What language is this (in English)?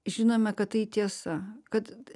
Lithuanian